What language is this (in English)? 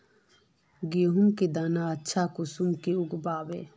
Magahi